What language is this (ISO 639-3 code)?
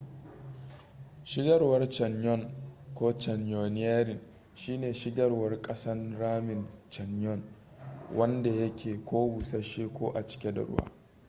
hau